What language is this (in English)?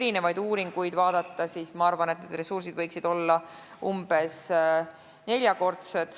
Estonian